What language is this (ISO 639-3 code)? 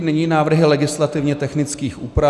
ces